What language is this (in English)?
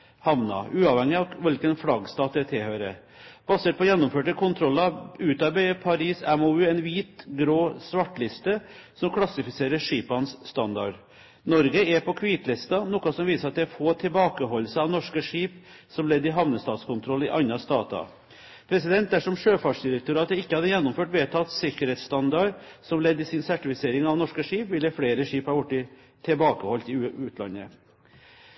Norwegian Bokmål